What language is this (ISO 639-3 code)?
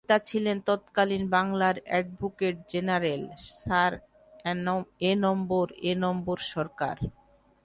ben